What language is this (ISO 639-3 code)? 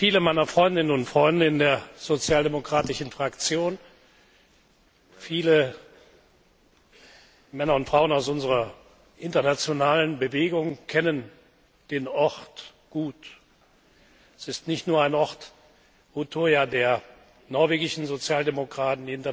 deu